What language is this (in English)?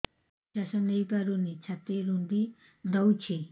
Odia